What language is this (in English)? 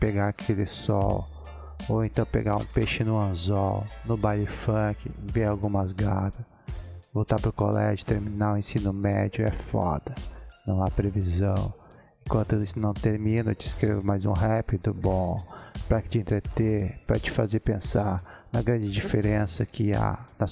Portuguese